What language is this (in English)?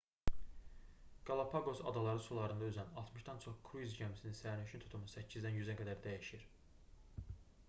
Azerbaijani